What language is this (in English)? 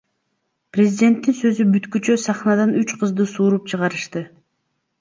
Kyrgyz